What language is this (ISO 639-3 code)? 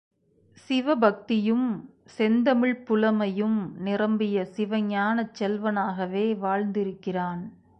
tam